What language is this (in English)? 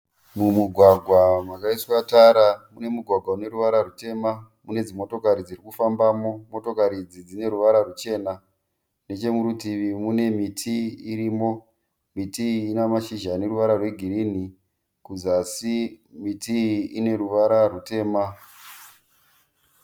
Shona